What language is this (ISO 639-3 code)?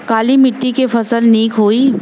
bho